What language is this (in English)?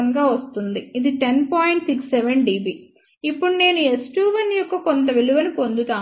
Telugu